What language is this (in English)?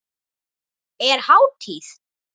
Icelandic